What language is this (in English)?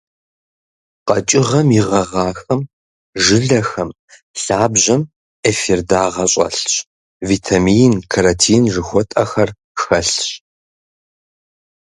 Kabardian